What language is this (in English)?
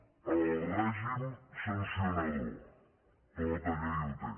Catalan